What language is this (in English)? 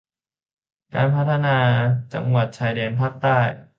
Thai